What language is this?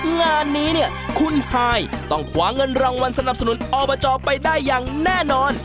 Thai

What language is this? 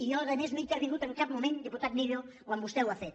Catalan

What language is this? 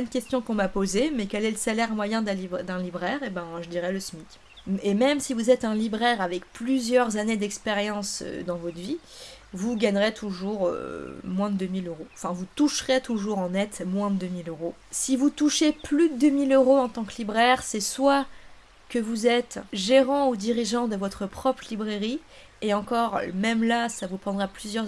French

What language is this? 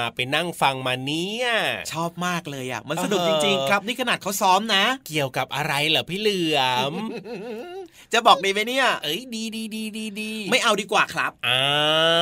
Thai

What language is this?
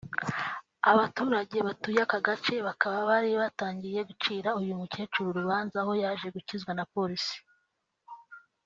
Kinyarwanda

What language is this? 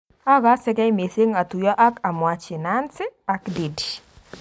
Kalenjin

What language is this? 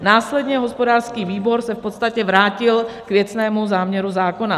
Czech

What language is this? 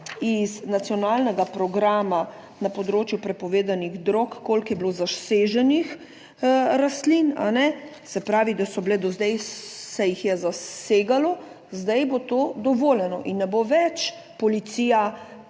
Slovenian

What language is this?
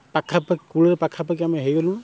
Odia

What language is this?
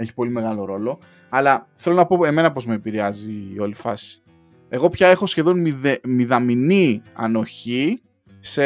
Greek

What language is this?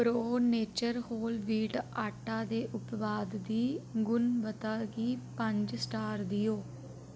Dogri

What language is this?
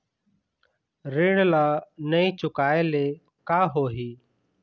Chhattisgarhi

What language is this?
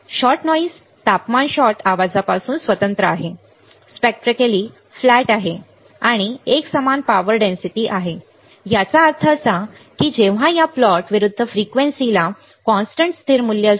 Marathi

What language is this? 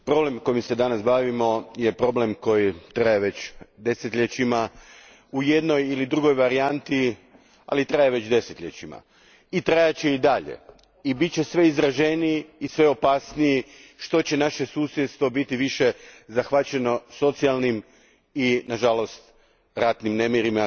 Croatian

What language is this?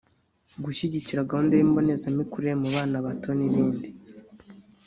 Kinyarwanda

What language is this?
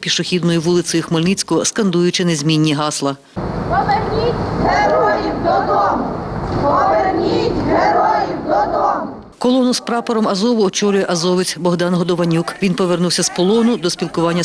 Ukrainian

